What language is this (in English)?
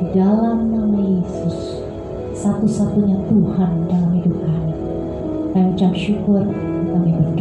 Indonesian